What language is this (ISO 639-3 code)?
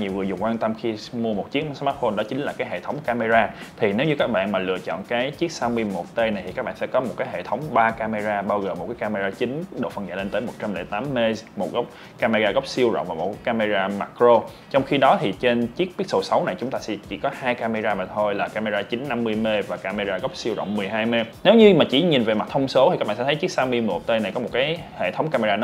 vie